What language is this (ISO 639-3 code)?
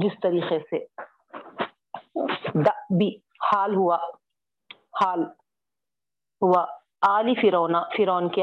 urd